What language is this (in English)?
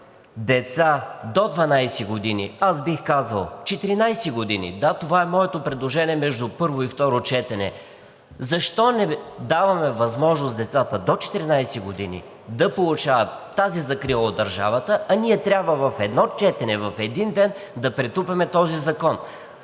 Bulgarian